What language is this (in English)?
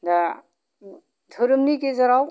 Bodo